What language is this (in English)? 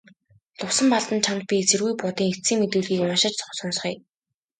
Mongolian